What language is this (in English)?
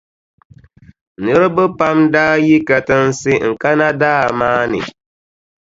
Dagbani